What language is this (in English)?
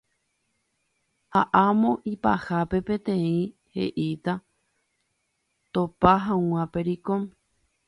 Guarani